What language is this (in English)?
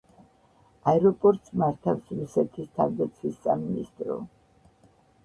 Georgian